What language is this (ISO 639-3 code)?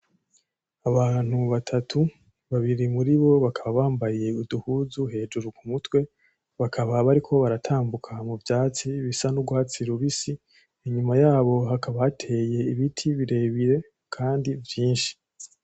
run